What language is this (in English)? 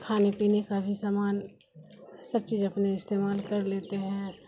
Urdu